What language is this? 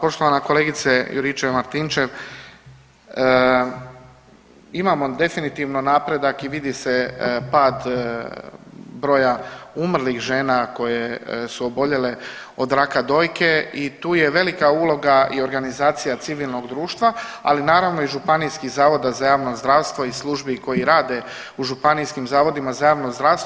Croatian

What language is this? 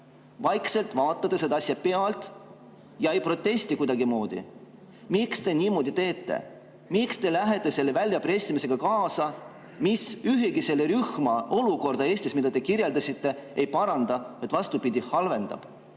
Estonian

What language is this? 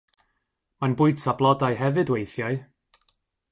Welsh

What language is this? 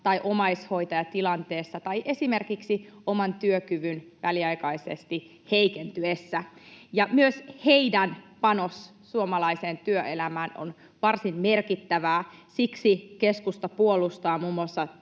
Finnish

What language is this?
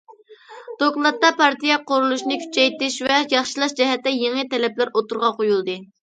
Uyghur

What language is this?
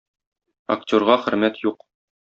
Tatar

